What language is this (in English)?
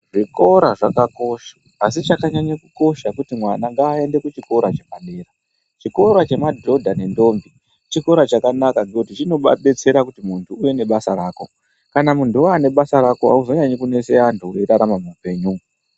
Ndau